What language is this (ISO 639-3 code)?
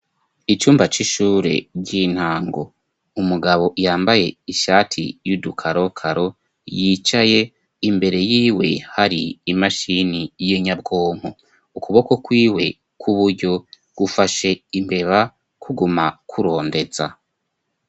run